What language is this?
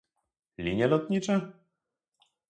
Polish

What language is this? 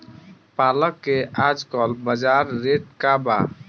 Bhojpuri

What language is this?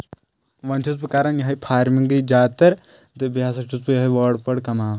Kashmiri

